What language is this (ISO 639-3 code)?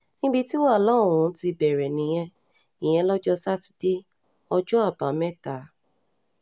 yor